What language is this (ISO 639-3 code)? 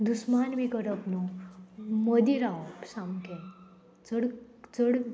kok